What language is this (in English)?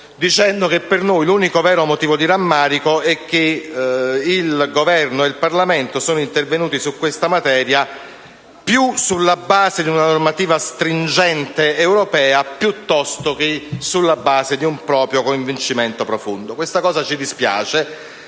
Italian